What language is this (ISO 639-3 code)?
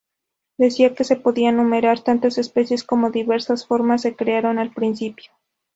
spa